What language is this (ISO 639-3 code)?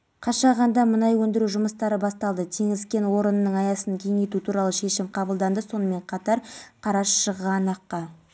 kaz